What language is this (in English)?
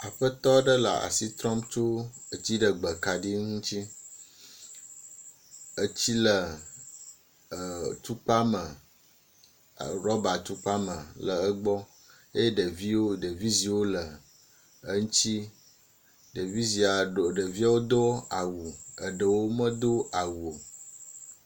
Ewe